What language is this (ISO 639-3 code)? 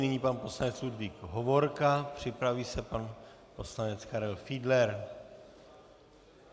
ces